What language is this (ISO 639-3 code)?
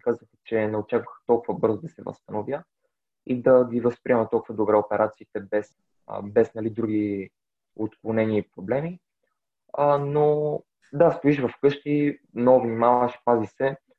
bul